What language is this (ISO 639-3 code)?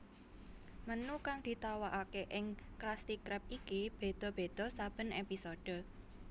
jav